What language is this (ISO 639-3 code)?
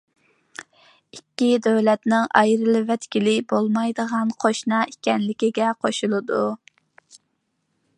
uig